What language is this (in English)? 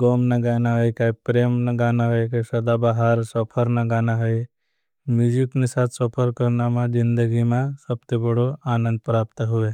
Bhili